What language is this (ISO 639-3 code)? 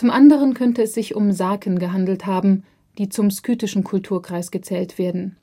deu